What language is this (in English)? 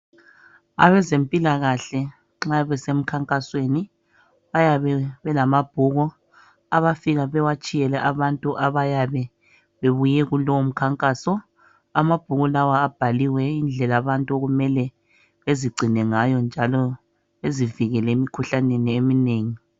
North Ndebele